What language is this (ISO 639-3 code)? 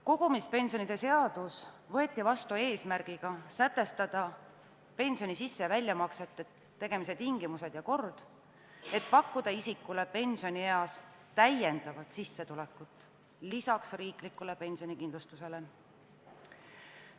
est